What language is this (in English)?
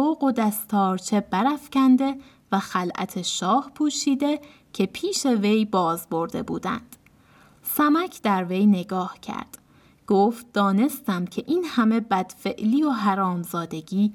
Persian